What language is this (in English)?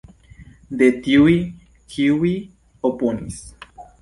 Esperanto